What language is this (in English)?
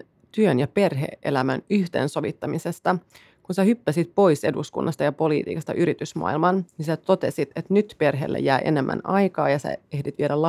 Finnish